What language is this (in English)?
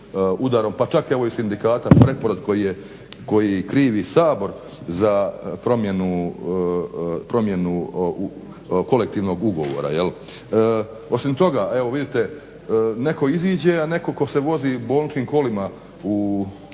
Croatian